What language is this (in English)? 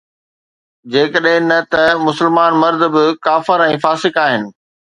Sindhi